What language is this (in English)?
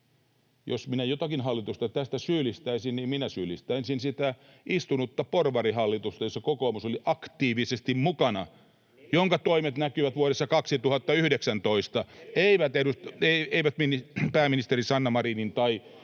Finnish